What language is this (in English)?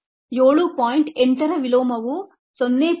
Kannada